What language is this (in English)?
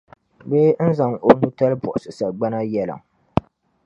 Dagbani